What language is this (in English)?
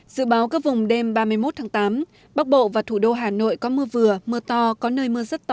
Vietnamese